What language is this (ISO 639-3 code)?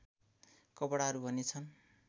nep